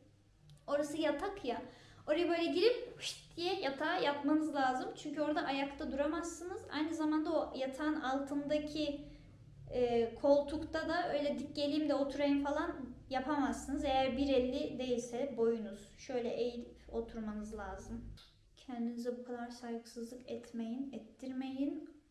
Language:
Turkish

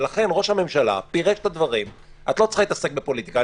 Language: Hebrew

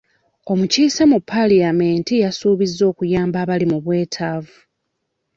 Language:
Ganda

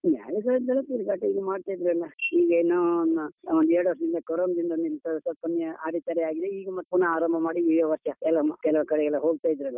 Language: Kannada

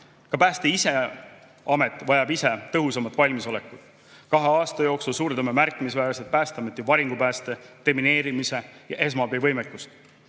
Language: Estonian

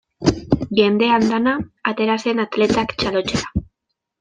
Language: Basque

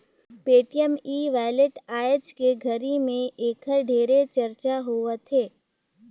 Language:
Chhattisgarhi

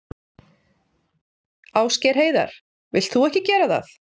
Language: Icelandic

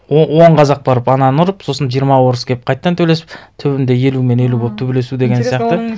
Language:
Kazakh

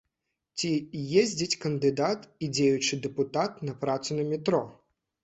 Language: Belarusian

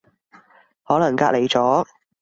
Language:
Cantonese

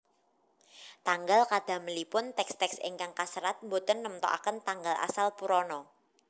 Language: Javanese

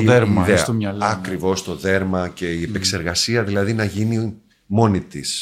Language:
Greek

